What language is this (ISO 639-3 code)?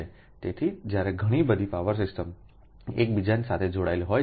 guj